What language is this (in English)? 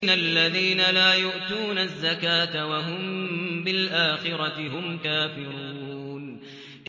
Arabic